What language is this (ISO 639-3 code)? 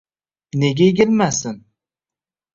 uzb